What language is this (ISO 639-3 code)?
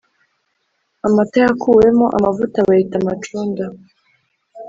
kin